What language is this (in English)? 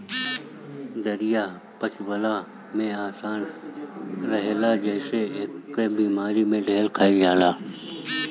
Bhojpuri